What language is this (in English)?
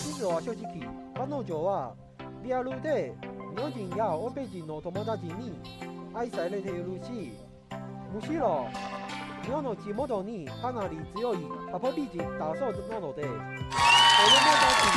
Japanese